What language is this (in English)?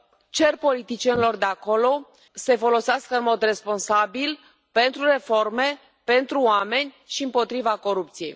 Romanian